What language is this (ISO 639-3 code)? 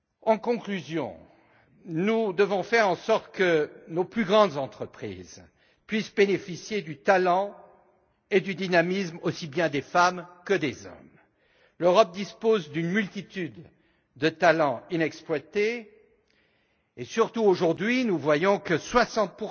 fra